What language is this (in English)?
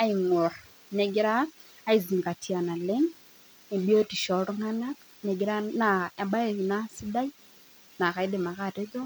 Masai